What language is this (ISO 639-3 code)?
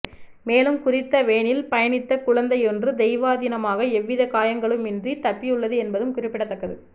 tam